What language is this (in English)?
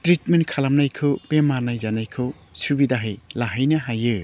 Bodo